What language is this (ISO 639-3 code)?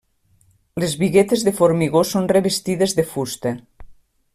cat